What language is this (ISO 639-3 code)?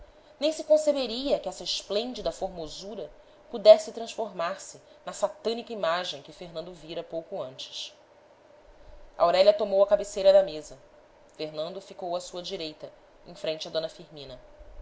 por